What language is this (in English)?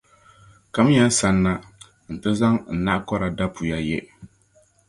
Dagbani